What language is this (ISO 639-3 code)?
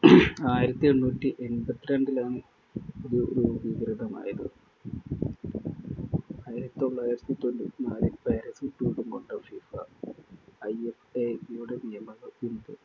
mal